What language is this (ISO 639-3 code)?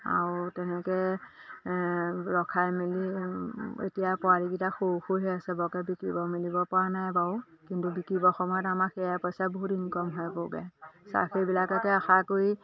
asm